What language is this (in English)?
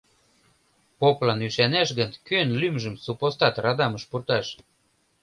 Mari